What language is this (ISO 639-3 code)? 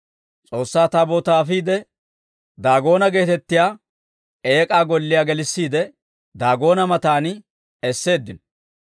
dwr